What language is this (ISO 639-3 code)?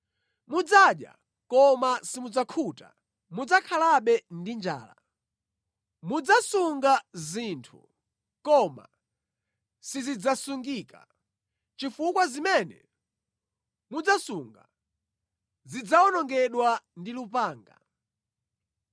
nya